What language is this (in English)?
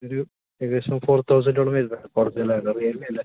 Malayalam